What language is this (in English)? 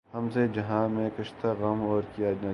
Urdu